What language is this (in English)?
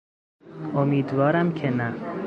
Persian